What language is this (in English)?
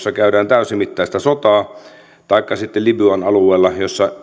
Finnish